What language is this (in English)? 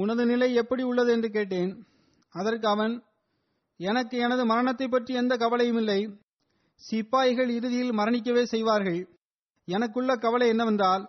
Tamil